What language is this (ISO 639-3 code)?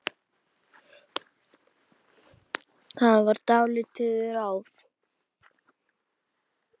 isl